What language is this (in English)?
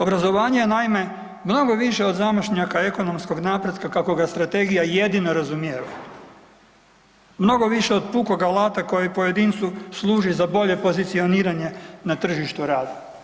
Croatian